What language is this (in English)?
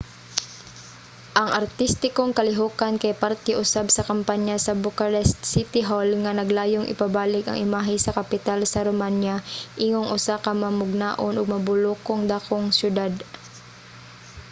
Cebuano